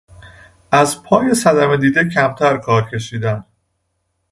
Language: Persian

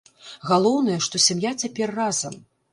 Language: Belarusian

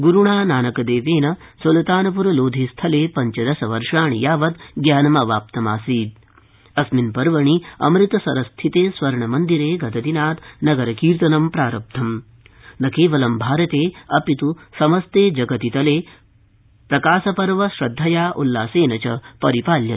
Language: Sanskrit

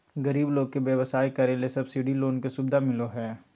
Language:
Magahi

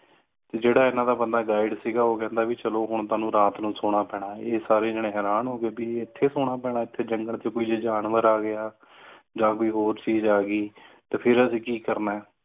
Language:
Punjabi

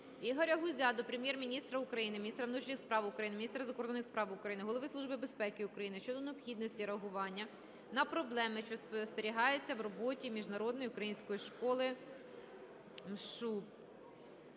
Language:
Ukrainian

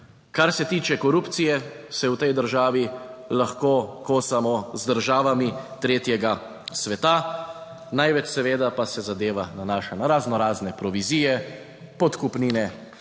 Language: Slovenian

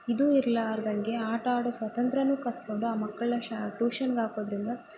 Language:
Kannada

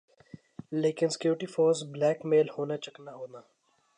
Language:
Urdu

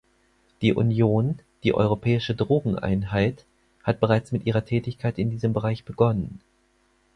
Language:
German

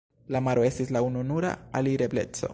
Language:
Esperanto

